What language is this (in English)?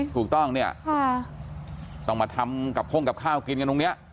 Thai